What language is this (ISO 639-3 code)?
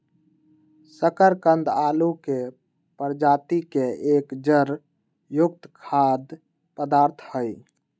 mag